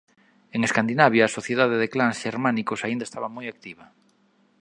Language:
Galician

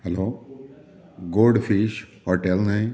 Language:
Konkani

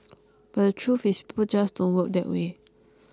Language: English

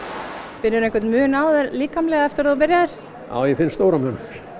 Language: Icelandic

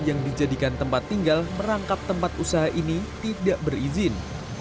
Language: Indonesian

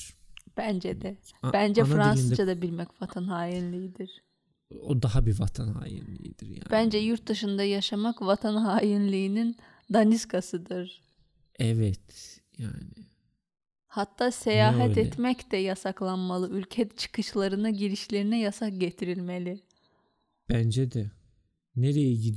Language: Turkish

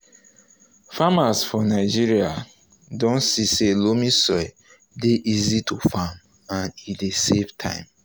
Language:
Nigerian Pidgin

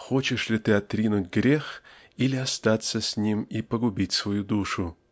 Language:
Russian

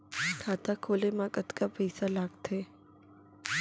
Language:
Chhattisgarhi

